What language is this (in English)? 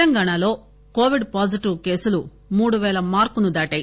Telugu